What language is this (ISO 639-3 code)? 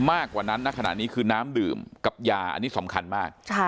tha